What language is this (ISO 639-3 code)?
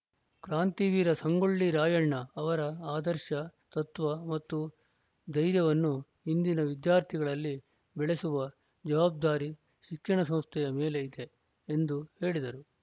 kan